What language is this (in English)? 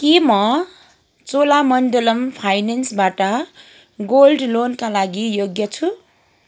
Nepali